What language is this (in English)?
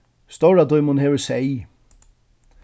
Faroese